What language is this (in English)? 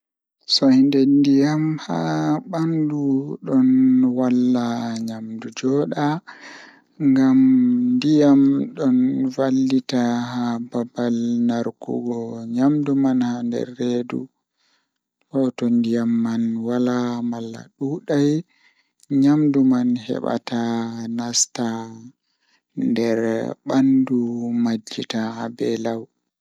Fula